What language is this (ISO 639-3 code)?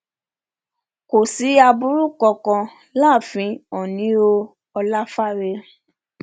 yor